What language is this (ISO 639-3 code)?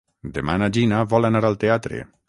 cat